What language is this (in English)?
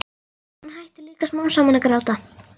Icelandic